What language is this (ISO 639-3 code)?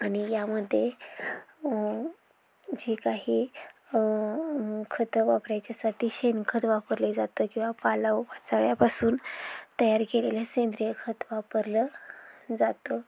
mar